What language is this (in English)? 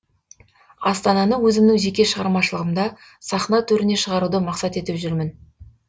Kazakh